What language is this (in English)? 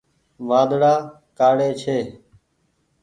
Goaria